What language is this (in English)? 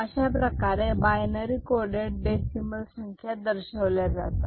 Marathi